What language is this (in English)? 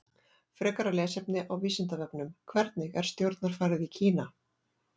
Icelandic